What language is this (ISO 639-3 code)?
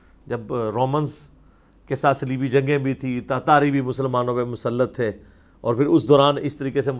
urd